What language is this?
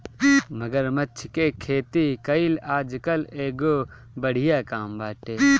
Bhojpuri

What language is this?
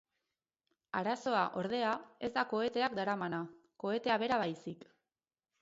Basque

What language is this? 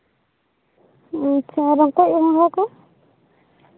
Santali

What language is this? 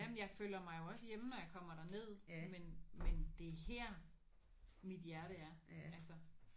Danish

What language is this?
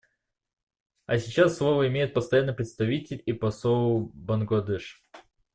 Russian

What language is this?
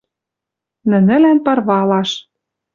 Western Mari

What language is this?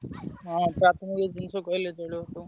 Odia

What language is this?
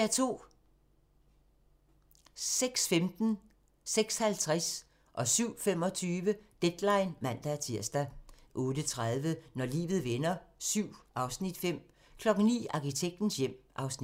Danish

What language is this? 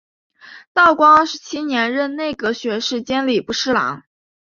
Chinese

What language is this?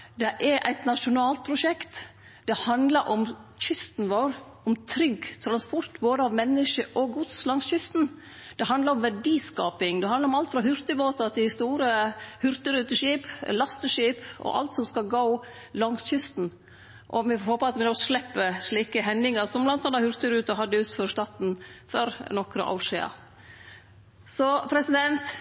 Norwegian Nynorsk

